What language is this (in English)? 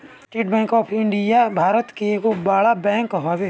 Bhojpuri